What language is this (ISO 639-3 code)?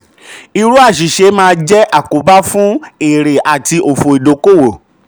yor